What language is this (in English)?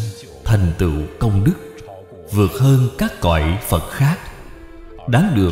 Vietnamese